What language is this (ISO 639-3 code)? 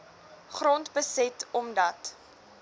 afr